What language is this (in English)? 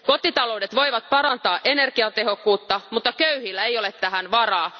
Finnish